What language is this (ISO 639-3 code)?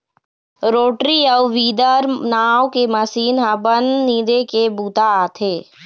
hne